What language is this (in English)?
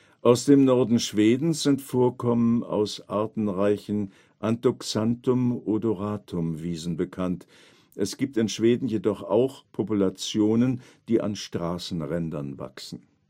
German